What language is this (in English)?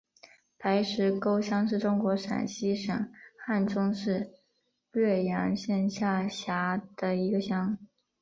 Chinese